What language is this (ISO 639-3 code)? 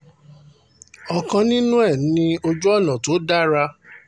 yor